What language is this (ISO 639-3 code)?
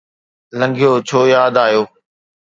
snd